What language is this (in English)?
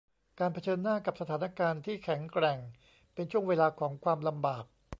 Thai